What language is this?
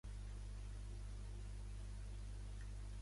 Catalan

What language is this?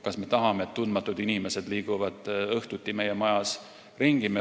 Estonian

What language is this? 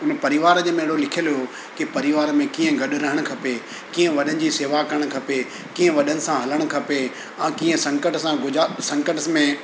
Sindhi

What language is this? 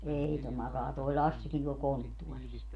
Finnish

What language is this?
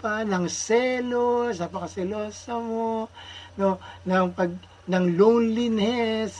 Filipino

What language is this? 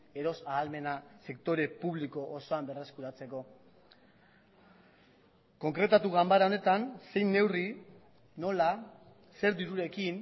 Basque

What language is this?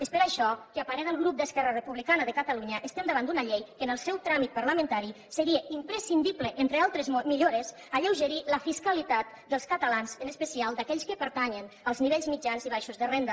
Catalan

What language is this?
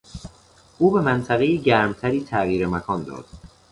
Persian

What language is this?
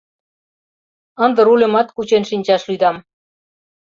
Mari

